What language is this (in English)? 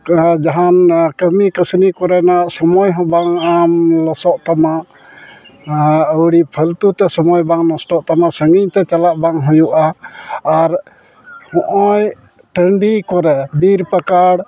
Santali